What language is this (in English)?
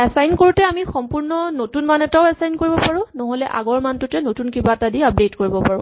Assamese